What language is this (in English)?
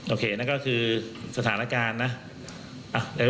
Thai